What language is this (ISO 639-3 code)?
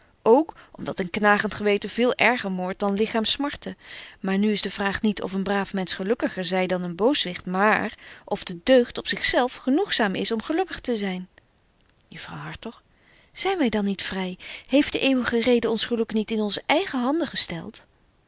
nld